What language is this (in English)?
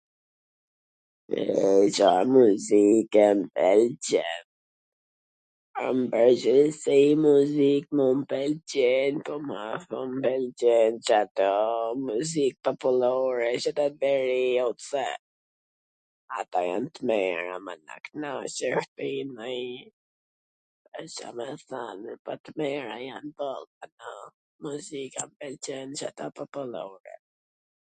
Gheg Albanian